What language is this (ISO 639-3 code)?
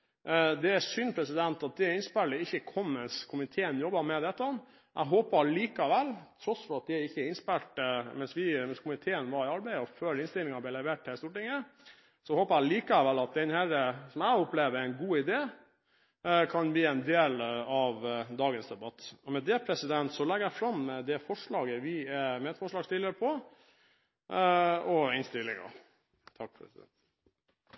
nor